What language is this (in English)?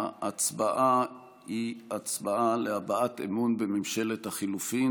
Hebrew